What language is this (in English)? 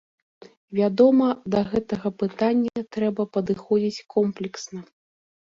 Belarusian